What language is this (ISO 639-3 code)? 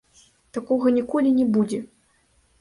bel